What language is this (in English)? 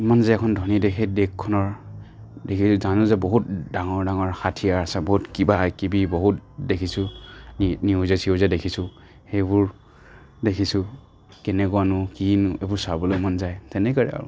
Assamese